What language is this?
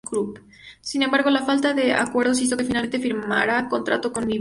Spanish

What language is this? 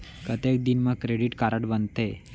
Chhattisgarhi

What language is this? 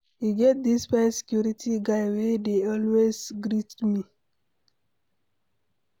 Nigerian Pidgin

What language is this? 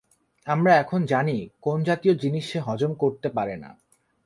Bangla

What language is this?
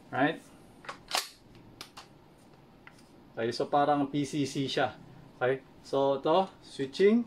Filipino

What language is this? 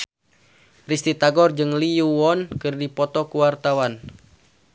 Sundanese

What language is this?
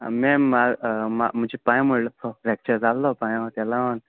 Konkani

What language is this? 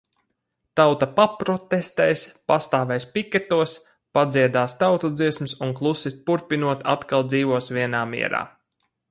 Latvian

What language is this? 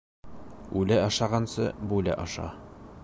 Bashkir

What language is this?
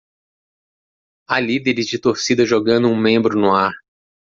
Portuguese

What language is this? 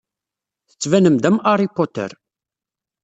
Kabyle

